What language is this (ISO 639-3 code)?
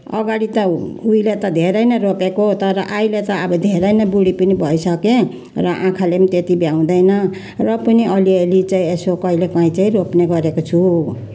nep